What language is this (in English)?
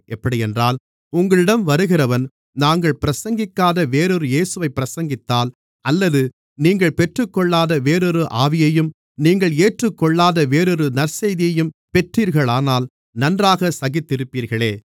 Tamil